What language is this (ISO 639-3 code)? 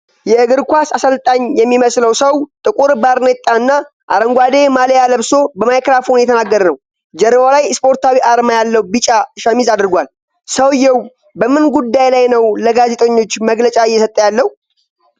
amh